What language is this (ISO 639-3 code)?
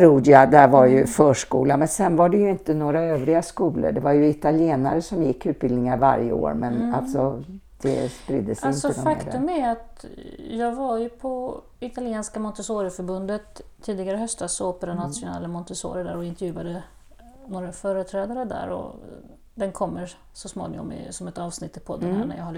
swe